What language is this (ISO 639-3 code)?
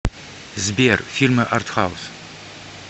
rus